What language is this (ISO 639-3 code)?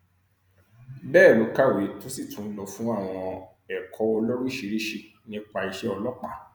yor